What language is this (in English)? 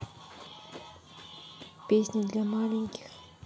Russian